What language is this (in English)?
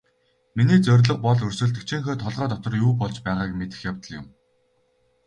Mongolian